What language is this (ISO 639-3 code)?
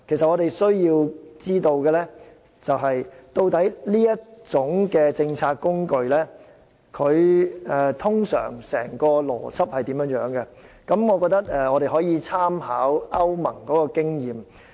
yue